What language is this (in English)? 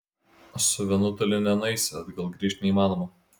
Lithuanian